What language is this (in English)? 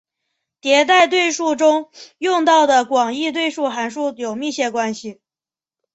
Chinese